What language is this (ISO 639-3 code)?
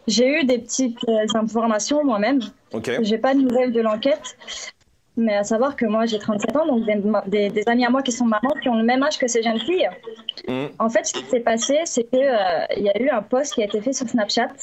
fra